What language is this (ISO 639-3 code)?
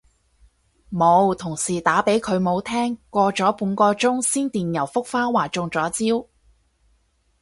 yue